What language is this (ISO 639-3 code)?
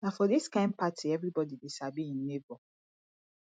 pcm